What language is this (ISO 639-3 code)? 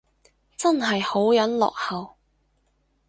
yue